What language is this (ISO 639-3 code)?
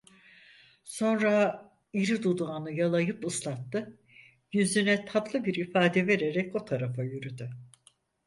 tur